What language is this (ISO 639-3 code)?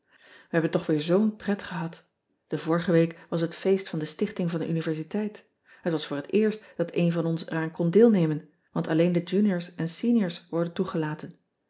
nld